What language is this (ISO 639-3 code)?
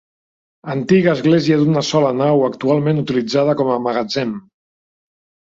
cat